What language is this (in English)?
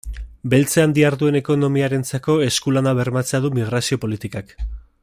Basque